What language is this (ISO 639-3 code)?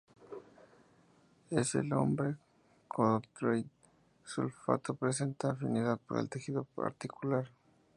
spa